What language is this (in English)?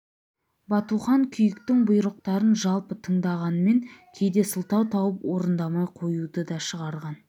Kazakh